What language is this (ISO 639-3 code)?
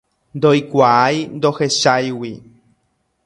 grn